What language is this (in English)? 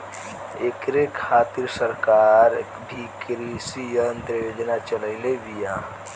Bhojpuri